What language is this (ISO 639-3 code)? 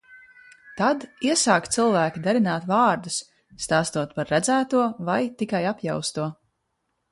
lav